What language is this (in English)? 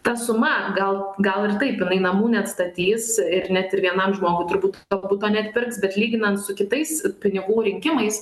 Lithuanian